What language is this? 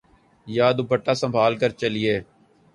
Urdu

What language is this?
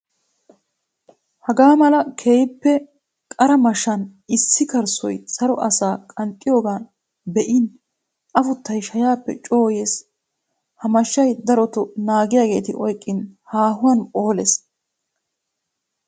Wolaytta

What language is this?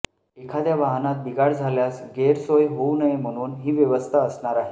Marathi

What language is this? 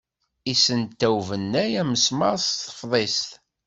Kabyle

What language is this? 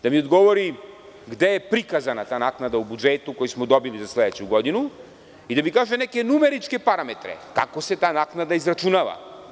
Serbian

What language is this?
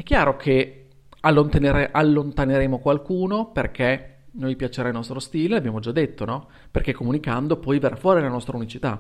Italian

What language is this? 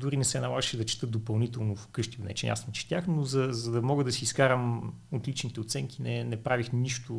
Bulgarian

